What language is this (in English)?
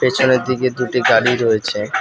Bangla